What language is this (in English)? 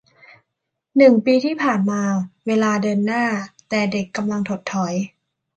Thai